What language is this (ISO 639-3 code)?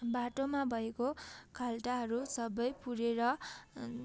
nep